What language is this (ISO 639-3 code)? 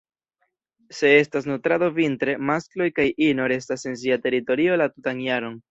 epo